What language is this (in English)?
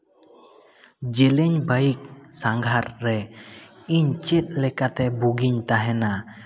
Santali